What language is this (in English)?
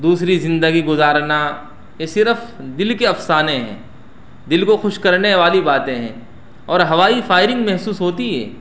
Urdu